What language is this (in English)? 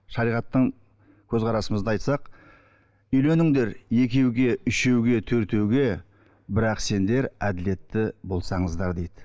Kazakh